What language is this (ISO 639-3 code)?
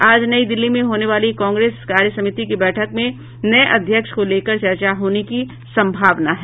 hin